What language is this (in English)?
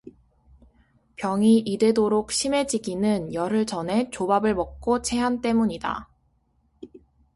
Korean